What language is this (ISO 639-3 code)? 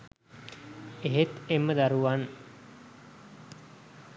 sin